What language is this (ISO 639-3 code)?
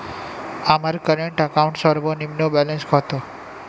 ben